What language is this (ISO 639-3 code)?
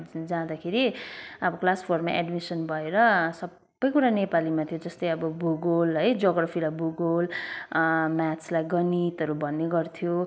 nep